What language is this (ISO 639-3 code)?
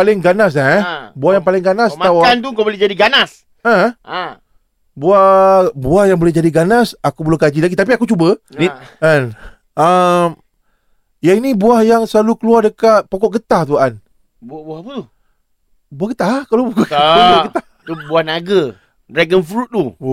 msa